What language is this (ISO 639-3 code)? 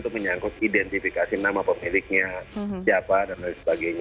ind